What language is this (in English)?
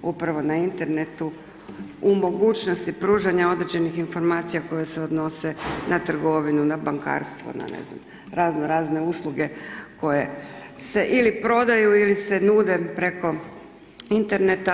Croatian